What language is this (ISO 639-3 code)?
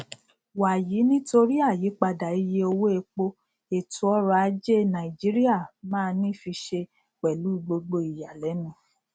yor